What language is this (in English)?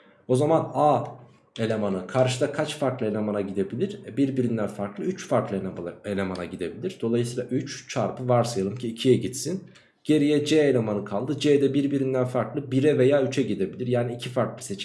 Turkish